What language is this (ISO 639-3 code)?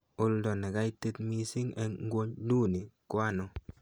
kln